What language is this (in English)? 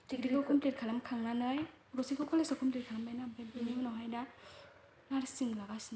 Bodo